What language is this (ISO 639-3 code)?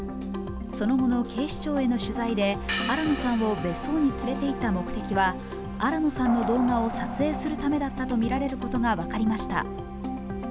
jpn